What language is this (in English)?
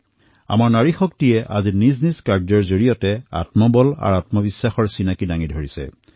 Assamese